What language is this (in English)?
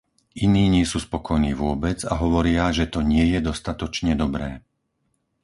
Slovak